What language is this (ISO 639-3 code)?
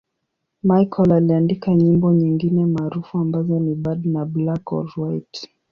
swa